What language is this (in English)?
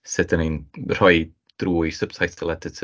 Welsh